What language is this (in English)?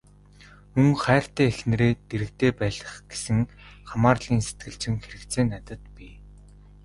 Mongolian